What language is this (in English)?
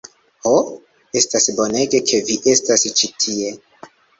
Esperanto